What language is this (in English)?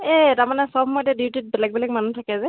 Assamese